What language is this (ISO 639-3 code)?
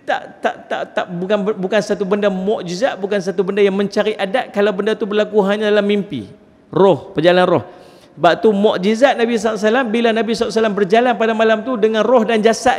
msa